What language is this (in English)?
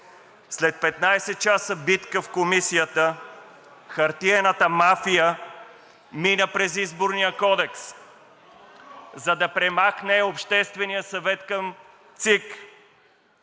Bulgarian